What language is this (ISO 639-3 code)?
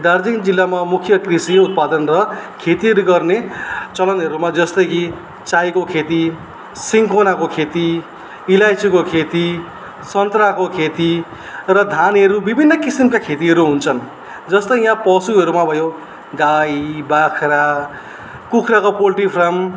nep